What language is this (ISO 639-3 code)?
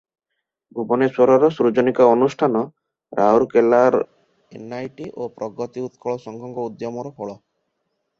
ori